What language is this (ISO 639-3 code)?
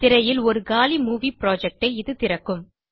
tam